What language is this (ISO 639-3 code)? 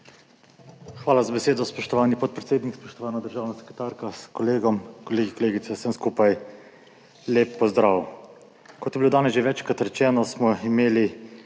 slv